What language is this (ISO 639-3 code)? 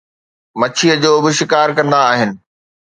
snd